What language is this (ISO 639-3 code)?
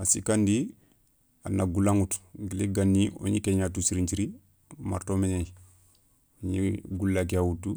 snk